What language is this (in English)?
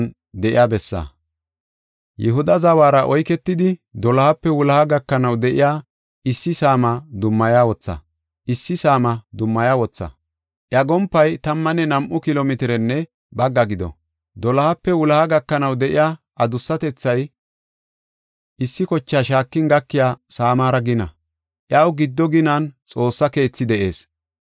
Gofa